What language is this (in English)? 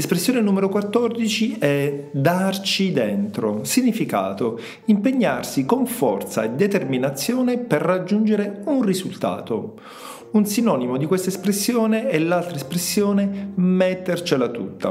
Italian